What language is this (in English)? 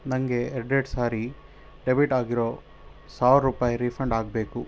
Kannada